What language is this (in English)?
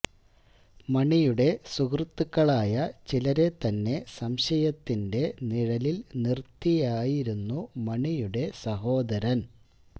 Malayalam